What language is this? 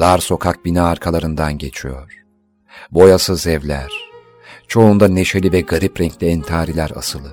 Turkish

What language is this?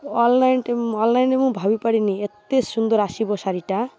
Odia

